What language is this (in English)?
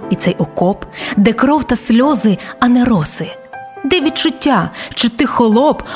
Ukrainian